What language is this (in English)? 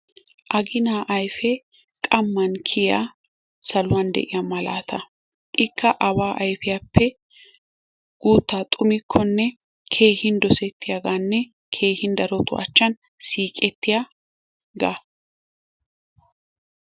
Wolaytta